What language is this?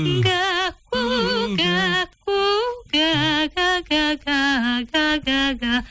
Kazakh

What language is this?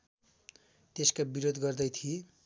Nepali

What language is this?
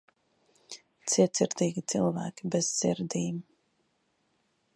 Latvian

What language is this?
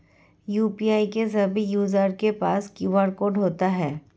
Hindi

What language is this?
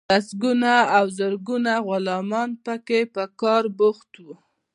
Pashto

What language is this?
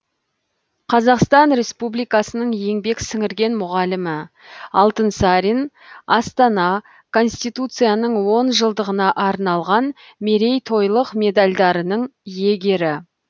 Kazakh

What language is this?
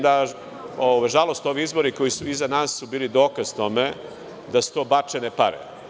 Serbian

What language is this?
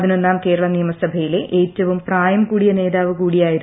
Malayalam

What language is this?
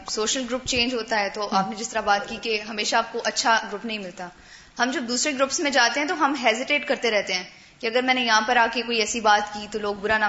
Urdu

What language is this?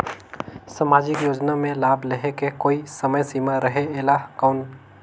Chhattisgarhi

